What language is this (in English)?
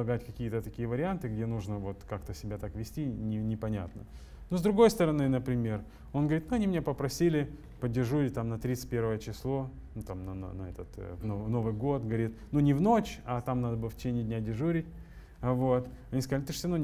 Russian